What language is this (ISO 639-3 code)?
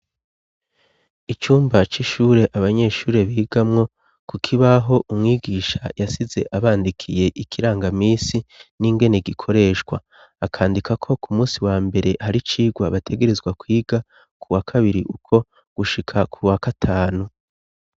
run